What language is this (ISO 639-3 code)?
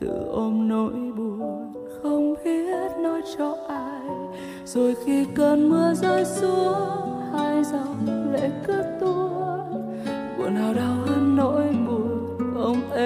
vie